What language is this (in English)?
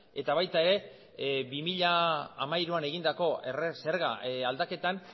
Basque